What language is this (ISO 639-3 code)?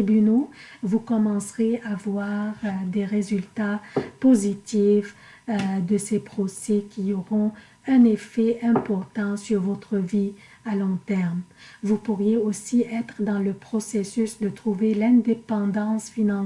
fra